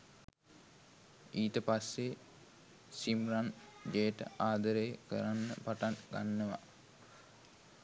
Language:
Sinhala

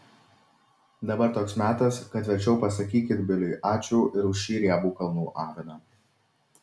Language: Lithuanian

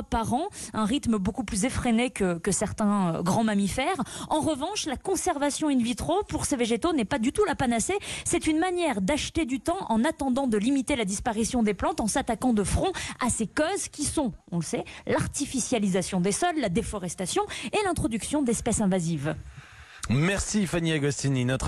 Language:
French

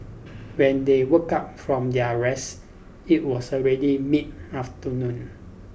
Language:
English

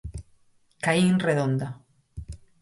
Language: Galician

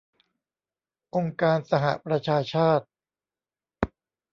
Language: Thai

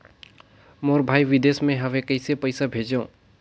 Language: Chhattisgarhi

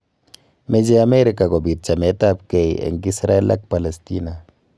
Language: Kalenjin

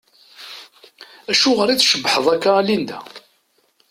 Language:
Kabyle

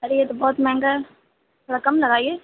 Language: Urdu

